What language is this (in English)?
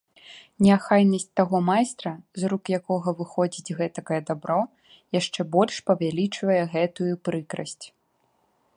Belarusian